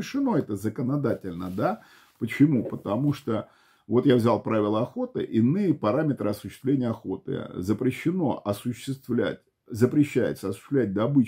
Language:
Russian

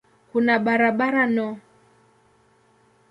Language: Swahili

